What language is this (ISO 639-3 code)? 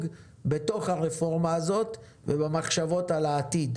heb